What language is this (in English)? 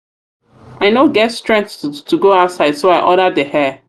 Nigerian Pidgin